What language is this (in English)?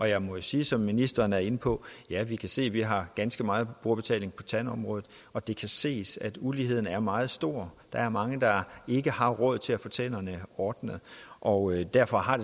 Danish